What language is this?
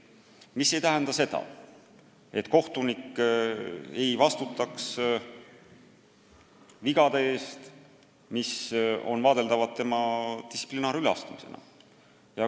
Estonian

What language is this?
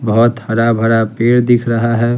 Hindi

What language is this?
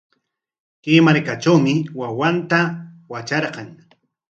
Corongo Ancash Quechua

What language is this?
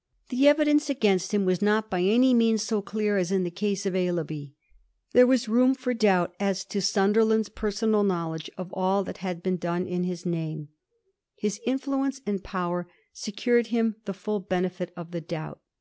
English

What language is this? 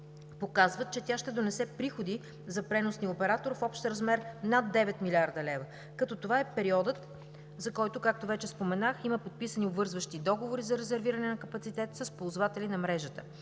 Bulgarian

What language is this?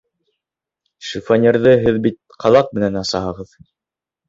Bashkir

